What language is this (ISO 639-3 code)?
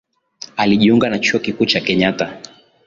swa